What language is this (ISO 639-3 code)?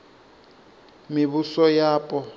ven